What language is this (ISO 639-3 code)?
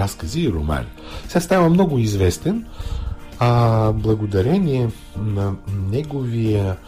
bul